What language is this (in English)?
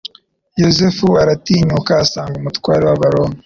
Kinyarwanda